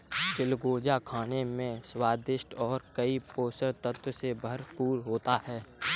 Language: Hindi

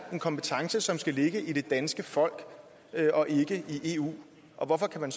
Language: Danish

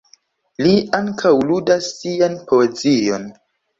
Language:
Esperanto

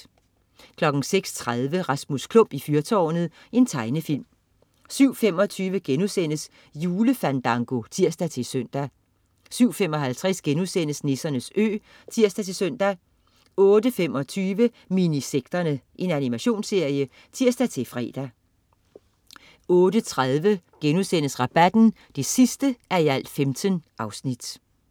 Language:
Danish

